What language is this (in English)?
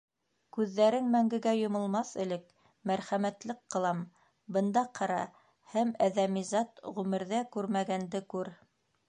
Bashkir